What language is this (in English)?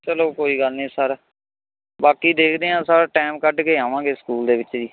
Punjabi